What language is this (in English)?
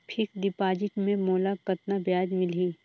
Chhattisgarhi